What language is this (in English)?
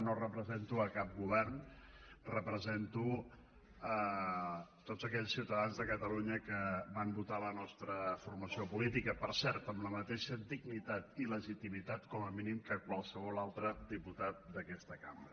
Catalan